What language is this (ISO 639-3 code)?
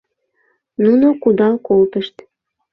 chm